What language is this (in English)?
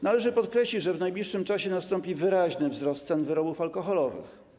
Polish